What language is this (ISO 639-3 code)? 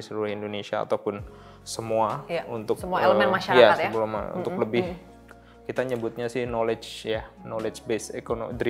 ind